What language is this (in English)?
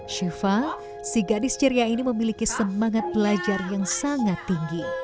Indonesian